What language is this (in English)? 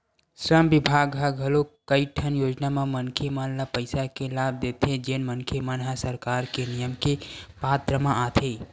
Chhattisgarhi